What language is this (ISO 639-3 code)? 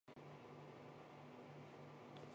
zho